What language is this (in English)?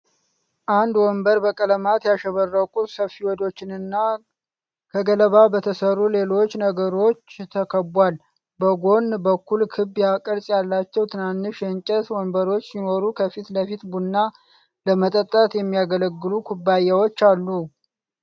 Amharic